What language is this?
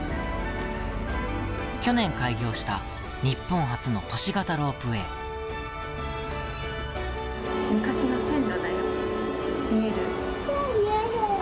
Japanese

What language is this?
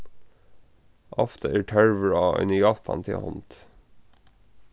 Faroese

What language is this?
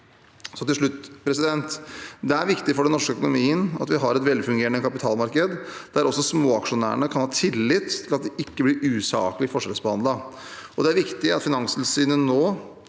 Norwegian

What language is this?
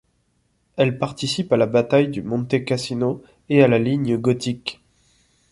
French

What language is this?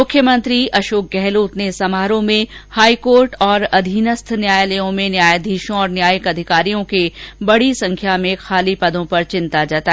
Hindi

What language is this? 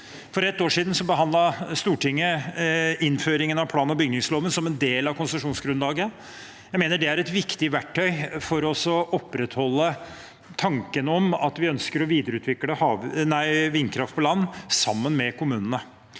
Norwegian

